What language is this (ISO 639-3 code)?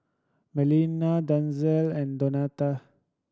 eng